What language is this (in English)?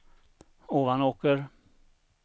Swedish